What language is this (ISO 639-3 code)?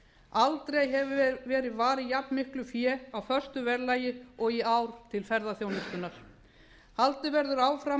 isl